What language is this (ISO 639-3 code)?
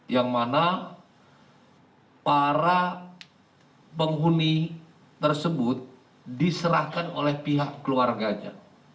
ind